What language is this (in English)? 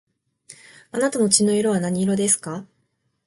Japanese